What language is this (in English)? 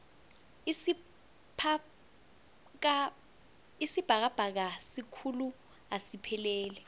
South Ndebele